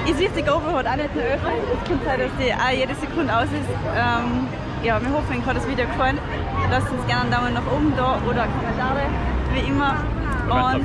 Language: German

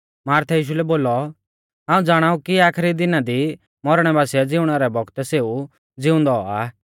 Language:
Mahasu Pahari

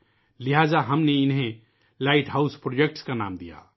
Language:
Urdu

